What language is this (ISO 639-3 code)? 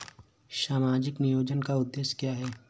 hin